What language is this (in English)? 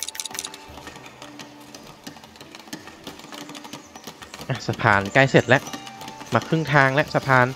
Thai